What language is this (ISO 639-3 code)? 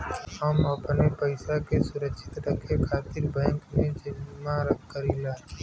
bho